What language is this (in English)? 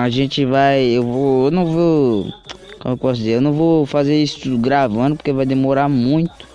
Portuguese